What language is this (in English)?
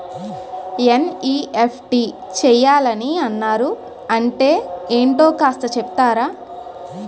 Telugu